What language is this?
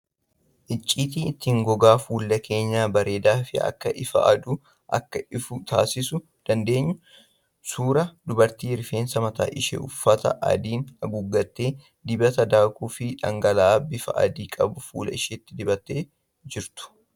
Oromo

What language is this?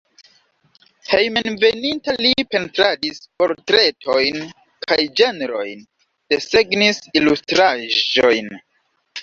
Esperanto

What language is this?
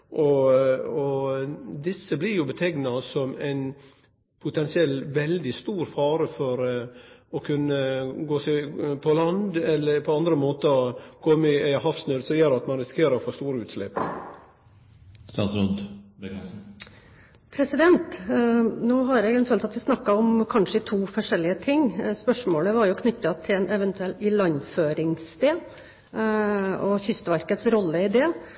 Norwegian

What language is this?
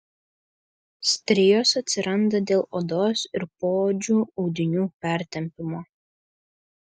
Lithuanian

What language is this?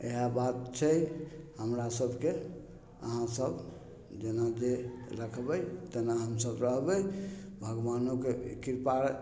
Maithili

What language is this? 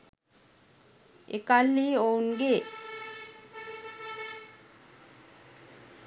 Sinhala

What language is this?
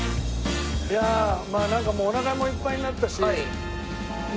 Japanese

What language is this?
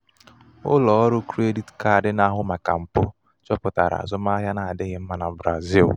Igbo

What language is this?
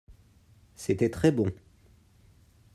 French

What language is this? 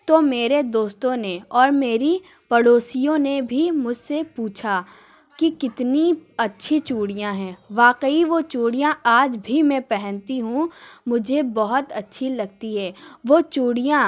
Urdu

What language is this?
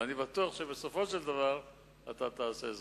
Hebrew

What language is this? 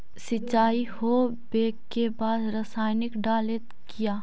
Magahi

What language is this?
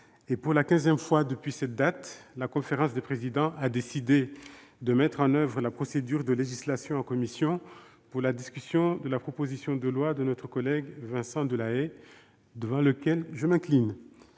French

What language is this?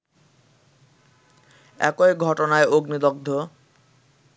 Bangla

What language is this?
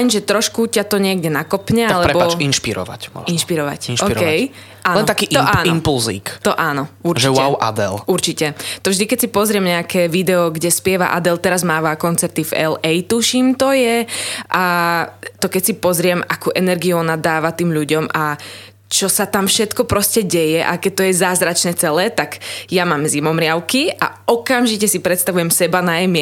Slovak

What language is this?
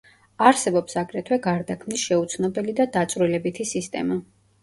Georgian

